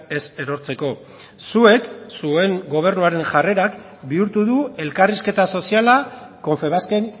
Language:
Basque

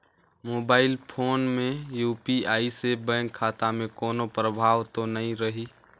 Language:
Chhattisgarhi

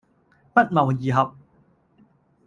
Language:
Cantonese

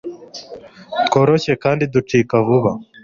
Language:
Kinyarwanda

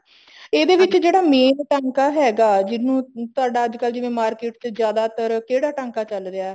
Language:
Punjabi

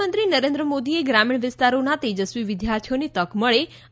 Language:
Gujarati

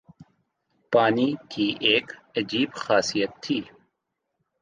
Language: Urdu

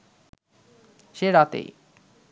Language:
Bangla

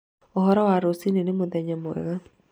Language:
Kikuyu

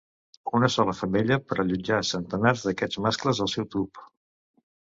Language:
Catalan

